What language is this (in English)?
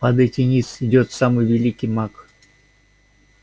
Russian